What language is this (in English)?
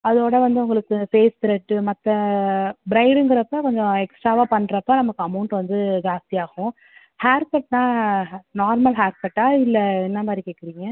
Tamil